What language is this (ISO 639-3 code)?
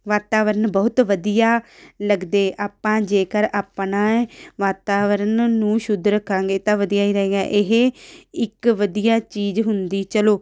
pan